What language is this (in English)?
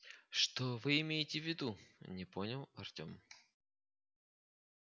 Russian